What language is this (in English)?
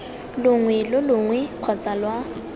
Tswana